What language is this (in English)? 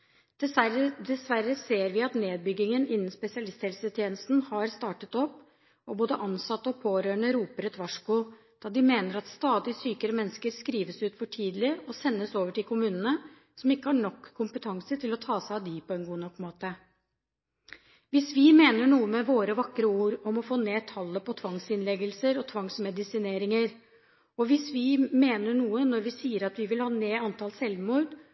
Norwegian Bokmål